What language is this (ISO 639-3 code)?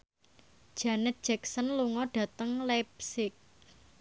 jav